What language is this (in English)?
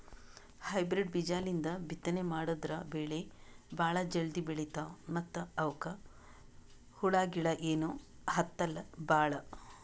Kannada